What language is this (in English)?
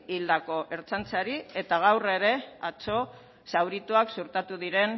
Basque